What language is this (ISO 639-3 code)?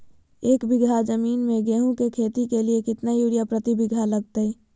mag